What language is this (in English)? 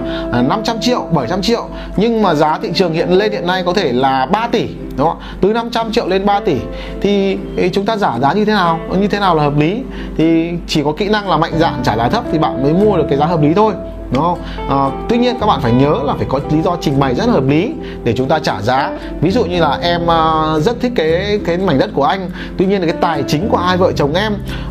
Vietnamese